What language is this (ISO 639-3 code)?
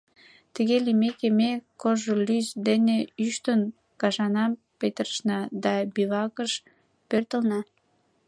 chm